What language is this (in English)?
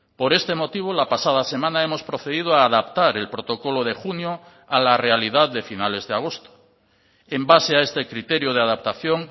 Spanish